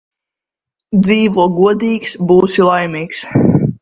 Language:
Latvian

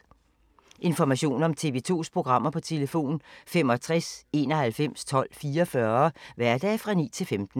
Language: Danish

